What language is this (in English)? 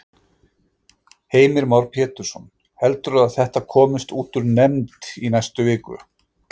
Icelandic